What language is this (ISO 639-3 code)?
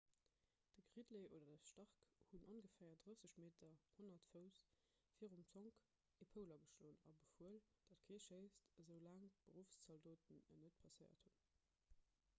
ltz